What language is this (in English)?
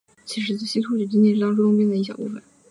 Chinese